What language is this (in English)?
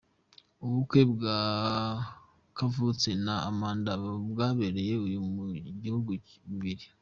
Kinyarwanda